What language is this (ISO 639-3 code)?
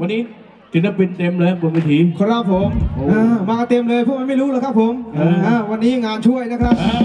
tha